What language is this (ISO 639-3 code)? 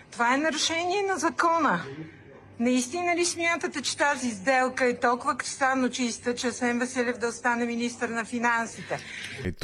bul